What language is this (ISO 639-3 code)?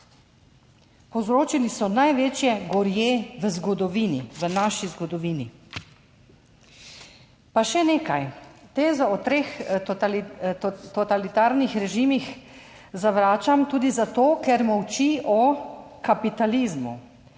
slv